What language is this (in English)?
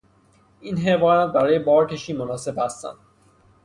Persian